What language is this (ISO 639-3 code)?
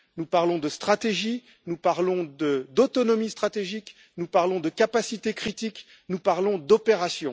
fra